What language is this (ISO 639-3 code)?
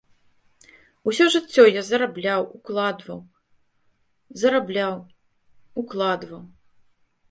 bel